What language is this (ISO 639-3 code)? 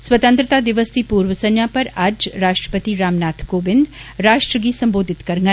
doi